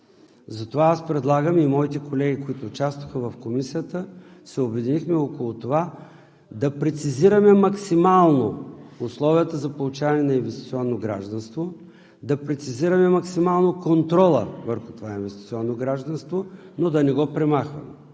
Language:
Bulgarian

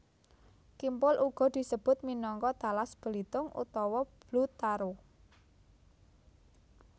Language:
Javanese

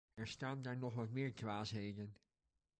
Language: Dutch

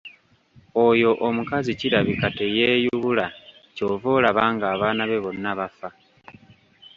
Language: Ganda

